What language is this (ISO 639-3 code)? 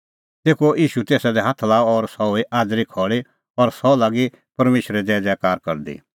kfx